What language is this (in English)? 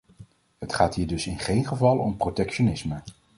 Dutch